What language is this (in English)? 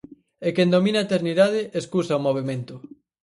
Galician